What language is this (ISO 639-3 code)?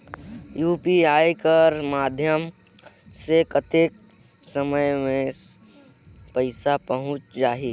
hne